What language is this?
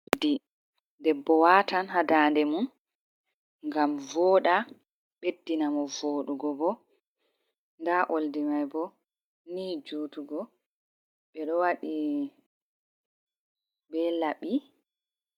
Fula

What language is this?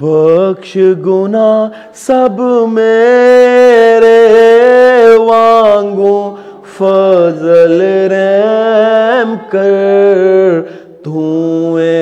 Urdu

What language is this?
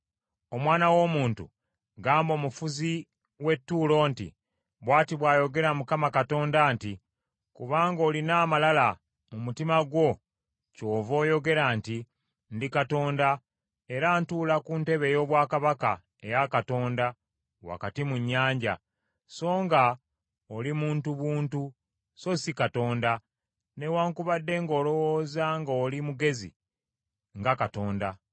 Ganda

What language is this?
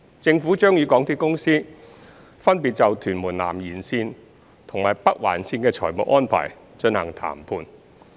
Cantonese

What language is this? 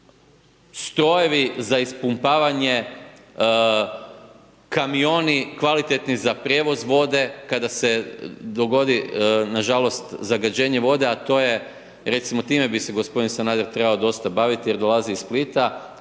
Croatian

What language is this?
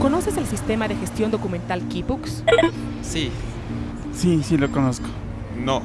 Spanish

